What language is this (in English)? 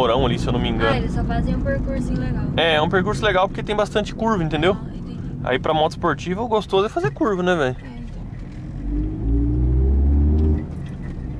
Portuguese